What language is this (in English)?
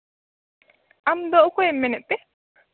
Santali